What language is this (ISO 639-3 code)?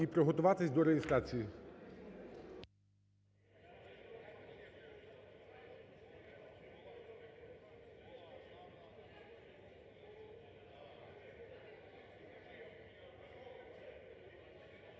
ukr